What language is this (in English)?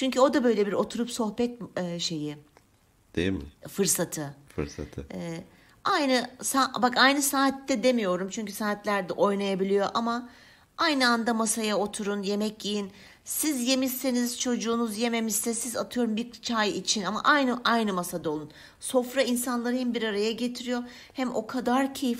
Turkish